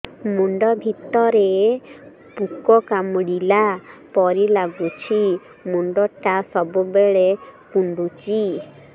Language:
Odia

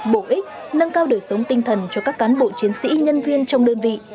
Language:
Vietnamese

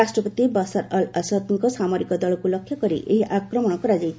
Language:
Odia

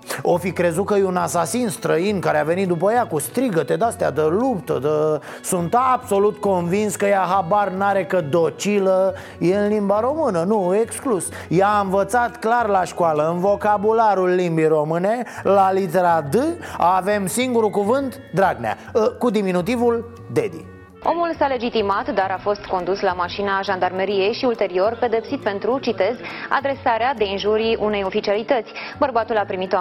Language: Romanian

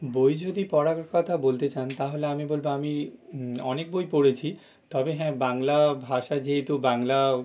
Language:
Bangla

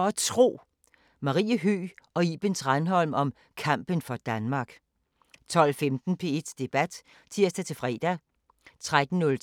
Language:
Danish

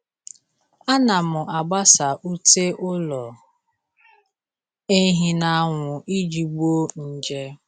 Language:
Igbo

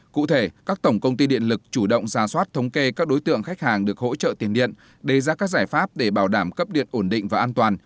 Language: Vietnamese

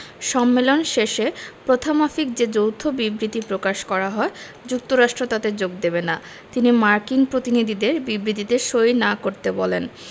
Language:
Bangla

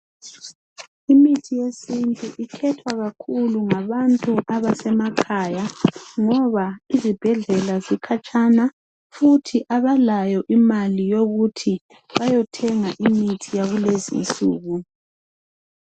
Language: North Ndebele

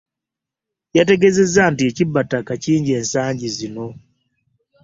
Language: Ganda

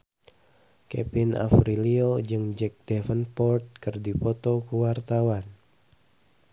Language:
Sundanese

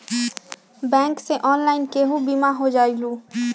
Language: Magahi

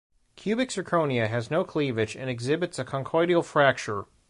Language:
English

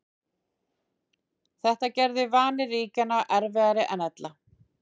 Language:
Icelandic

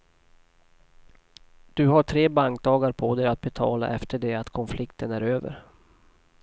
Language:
Swedish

